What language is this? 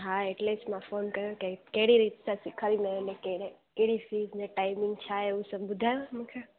Sindhi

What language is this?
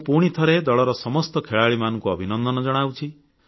Odia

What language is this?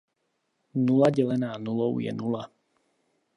Czech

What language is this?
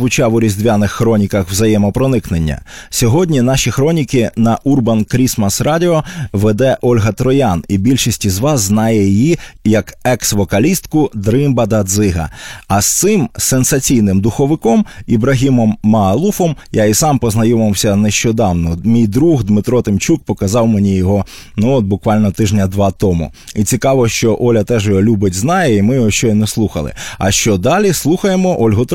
Ukrainian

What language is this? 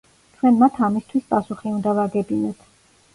Georgian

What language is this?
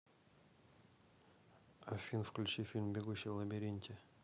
Russian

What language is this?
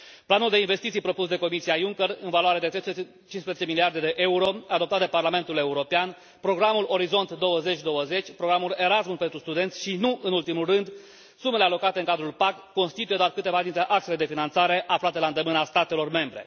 Romanian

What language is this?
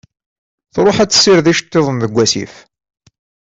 Kabyle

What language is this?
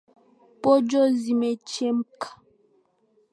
Swahili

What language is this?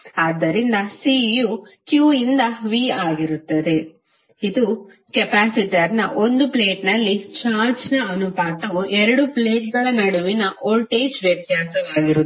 Kannada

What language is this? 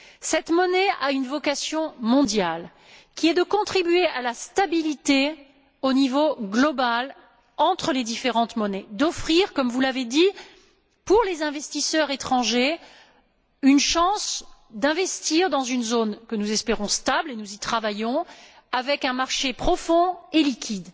French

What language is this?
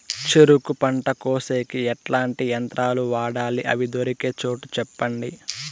Telugu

